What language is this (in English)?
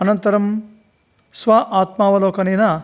Sanskrit